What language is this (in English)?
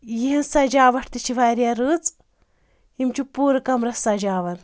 Kashmiri